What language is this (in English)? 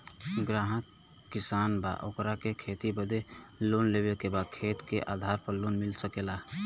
Bhojpuri